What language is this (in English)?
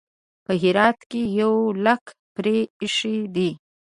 Pashto